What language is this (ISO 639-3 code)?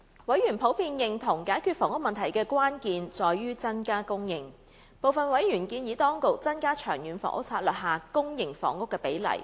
yue